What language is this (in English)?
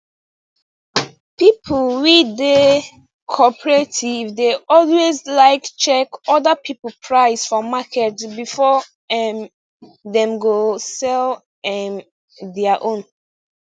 Nigerian Pidgin